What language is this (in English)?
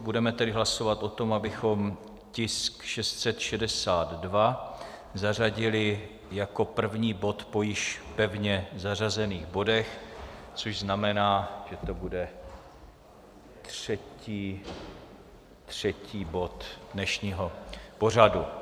Czech